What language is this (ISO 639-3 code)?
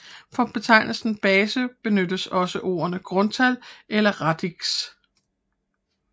dan